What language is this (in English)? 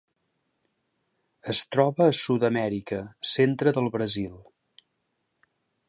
Catalan